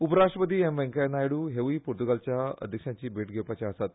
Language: Konkani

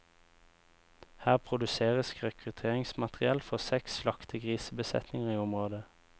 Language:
Norwegian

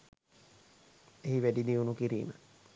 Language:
Sinhala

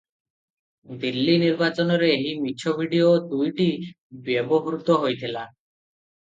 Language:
Odia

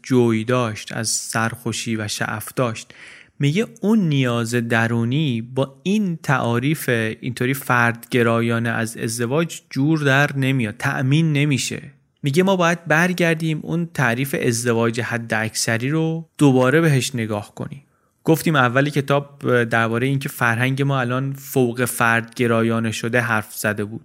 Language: Persian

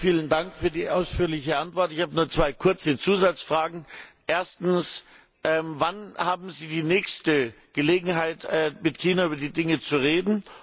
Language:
German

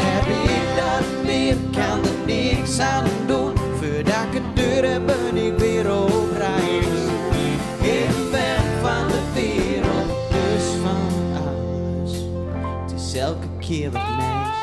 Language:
Dutch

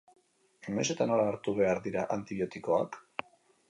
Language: Basque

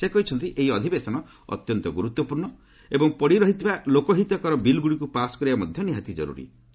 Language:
Odia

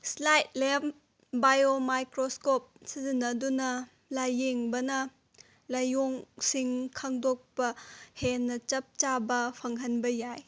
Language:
Manipuri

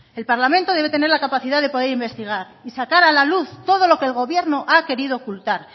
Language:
Spanish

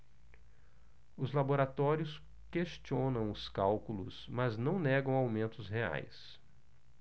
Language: Portuguese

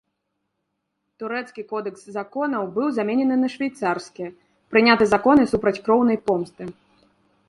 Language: Belarusian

